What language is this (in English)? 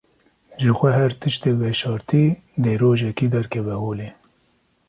Kurdish